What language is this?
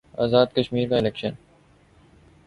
Urdu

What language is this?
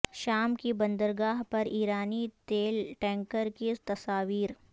Urdu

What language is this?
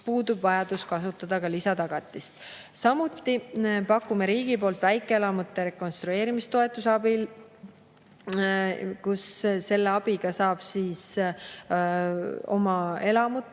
Estonian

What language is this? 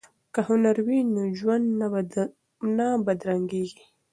Pashto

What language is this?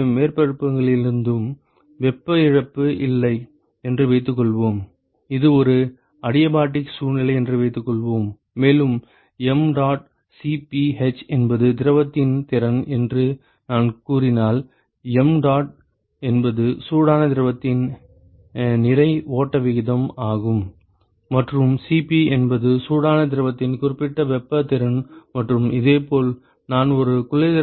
Tamil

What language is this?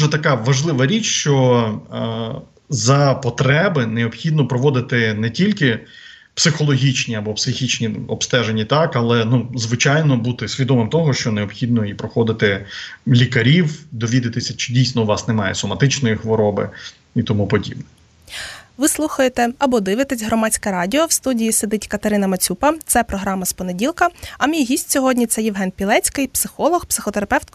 Ukrainian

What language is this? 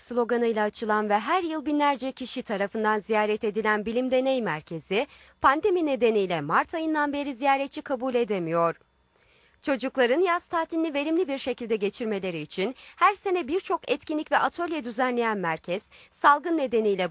Turkish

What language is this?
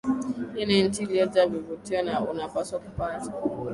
Swahili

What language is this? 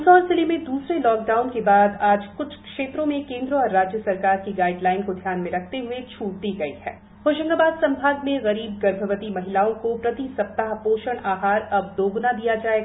Hindi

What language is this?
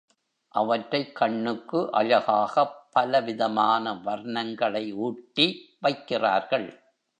Tamil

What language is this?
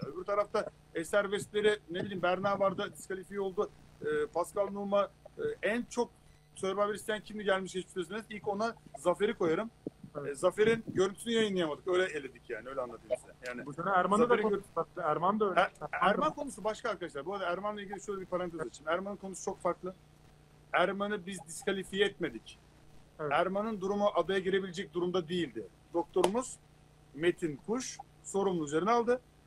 Turkish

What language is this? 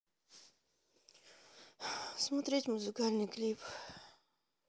Russian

